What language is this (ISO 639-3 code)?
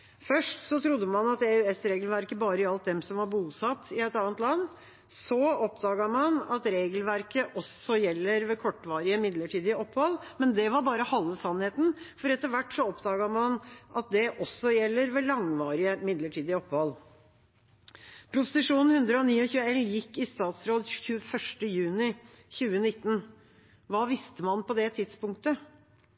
nob